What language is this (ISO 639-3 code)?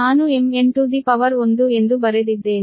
kan